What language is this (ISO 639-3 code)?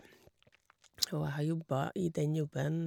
nor